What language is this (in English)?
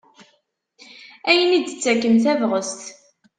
Kabyle